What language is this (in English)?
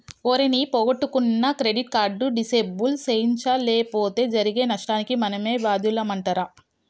Telugu